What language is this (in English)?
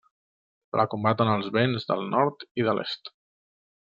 Catalan